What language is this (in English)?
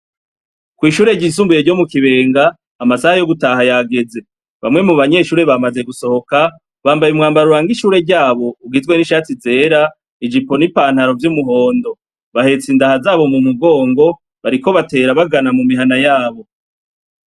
Rundi